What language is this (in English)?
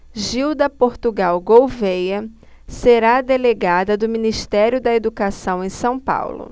Portuguese